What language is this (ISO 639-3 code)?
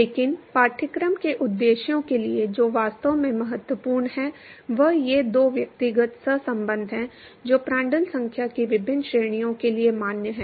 hin